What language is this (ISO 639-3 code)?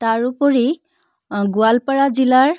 asm